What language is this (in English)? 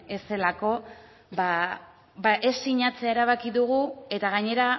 Basque